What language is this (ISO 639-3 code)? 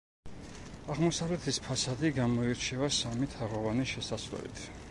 kat